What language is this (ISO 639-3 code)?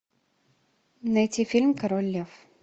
rus